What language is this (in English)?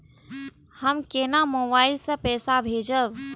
Maithili